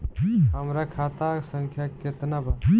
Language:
Bhojpuri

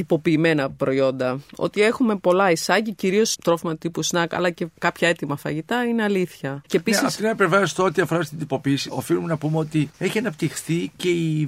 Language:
Greek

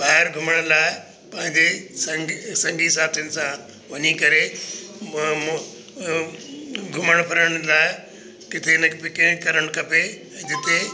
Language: Sindhi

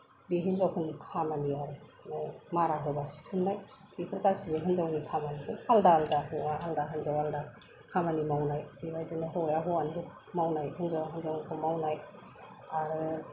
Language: Bodo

